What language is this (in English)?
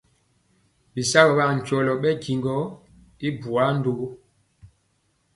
Mpiemo